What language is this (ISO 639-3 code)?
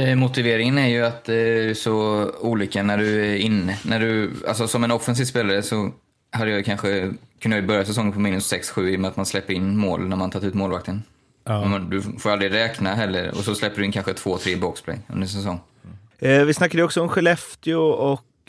swe